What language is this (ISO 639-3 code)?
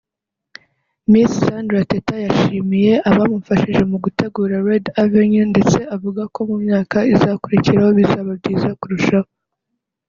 kin